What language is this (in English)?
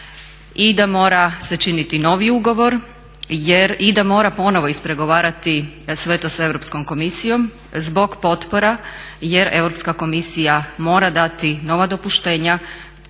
Croatian